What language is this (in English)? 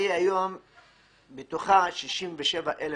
Hebrew